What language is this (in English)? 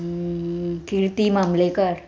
Konkani